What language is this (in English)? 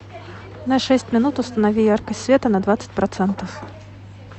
Russian